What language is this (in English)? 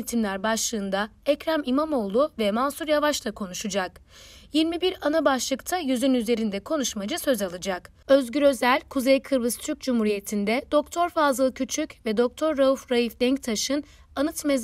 Turkish